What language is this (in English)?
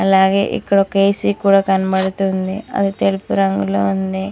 Telugu